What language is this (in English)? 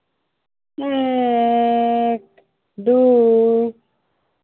Assamese